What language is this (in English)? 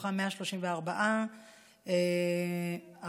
Hebrew